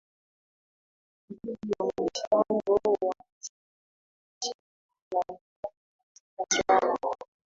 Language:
Swahili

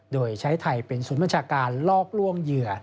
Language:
Thai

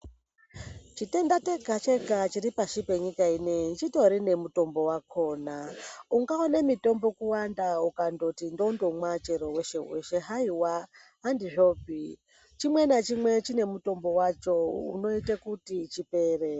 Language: Ndau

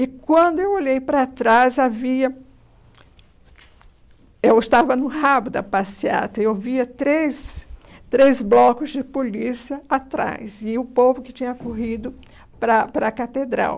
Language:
Portuguese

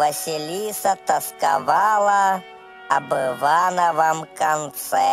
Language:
Russian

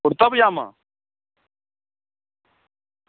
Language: Dogri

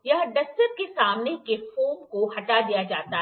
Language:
Hindi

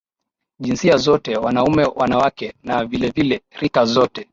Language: Swahili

